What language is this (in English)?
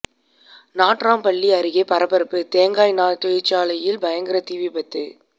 Tamil